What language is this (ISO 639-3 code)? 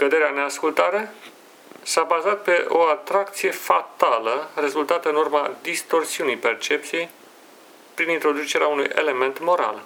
ron